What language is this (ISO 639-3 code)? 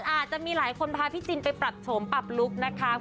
tha